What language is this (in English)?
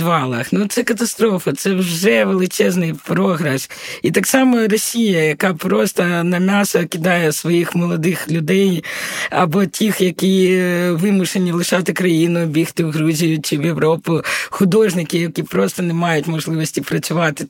Ukrainian